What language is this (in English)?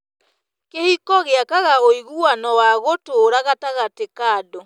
Kikuyu